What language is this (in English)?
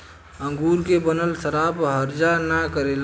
Bhojpuri